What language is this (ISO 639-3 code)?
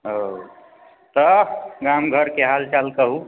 mai